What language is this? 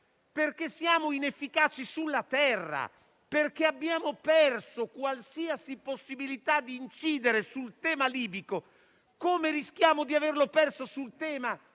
Italian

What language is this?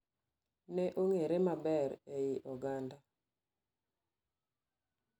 Luo (Kenya and Tanzania)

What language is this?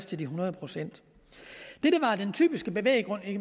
Danish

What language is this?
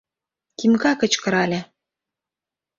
Mari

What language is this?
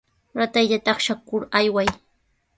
Sihuas Ancash Quechua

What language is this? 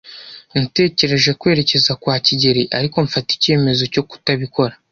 Kinyarwanda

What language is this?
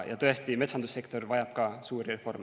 Estonian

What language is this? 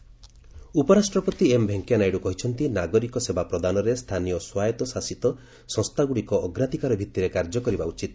Odia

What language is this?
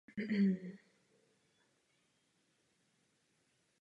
Czech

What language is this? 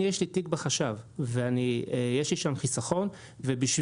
Hebrew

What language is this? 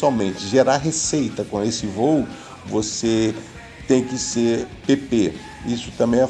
Portuguese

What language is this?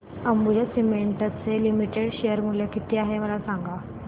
Marathi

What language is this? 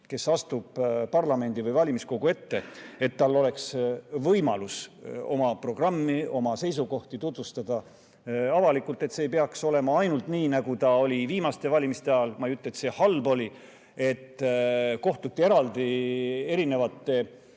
Estonian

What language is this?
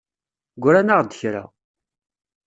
Kabyle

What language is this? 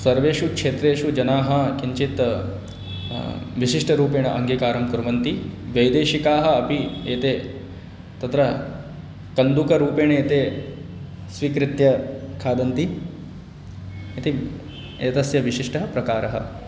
Sanskrit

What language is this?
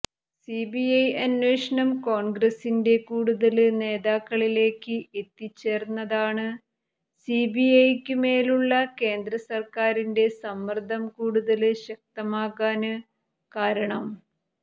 Malayalam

